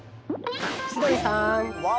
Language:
Japanese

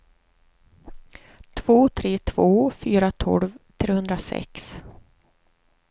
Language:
Swedish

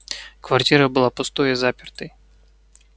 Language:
Russian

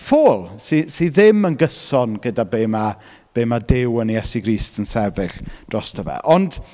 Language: Welsh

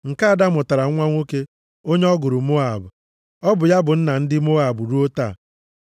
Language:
Igbo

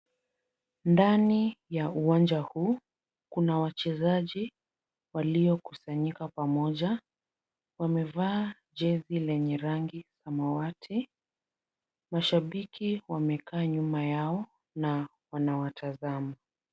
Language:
Swahili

